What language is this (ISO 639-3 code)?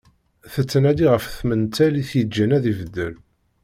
kab